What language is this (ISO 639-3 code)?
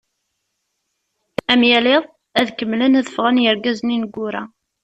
kab